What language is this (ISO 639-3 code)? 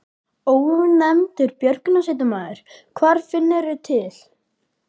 isl